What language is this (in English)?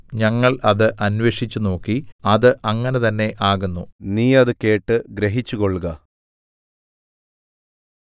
Malayalam